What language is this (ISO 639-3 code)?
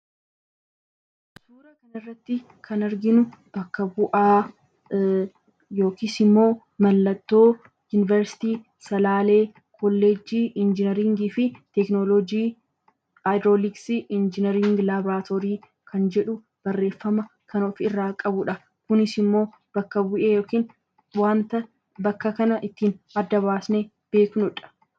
orm